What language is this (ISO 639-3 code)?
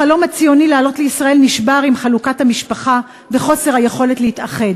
heb